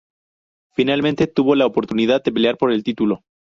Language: Spanish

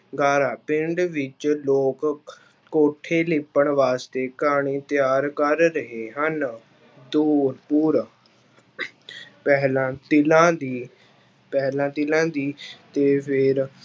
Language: Punjabi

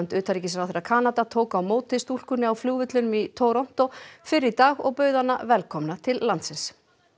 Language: Icelandic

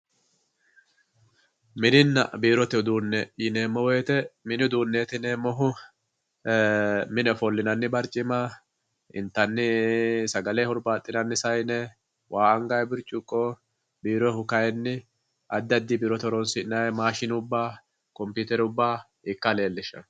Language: Sidamo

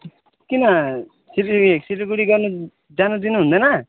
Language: Nepali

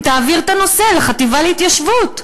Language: Hebrew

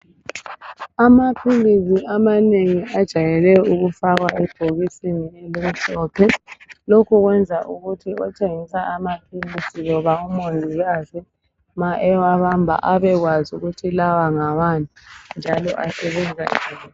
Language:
North Ndebele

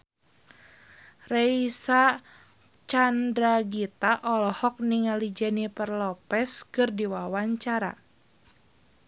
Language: Sundanese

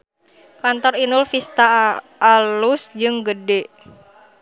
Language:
Sundanese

